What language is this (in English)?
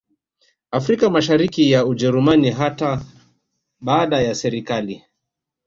Swahili